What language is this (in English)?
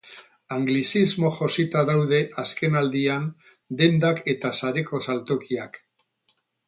Basque